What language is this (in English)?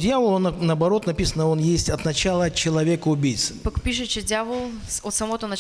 Russian